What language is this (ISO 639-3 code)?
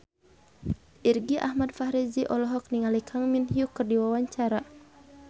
sun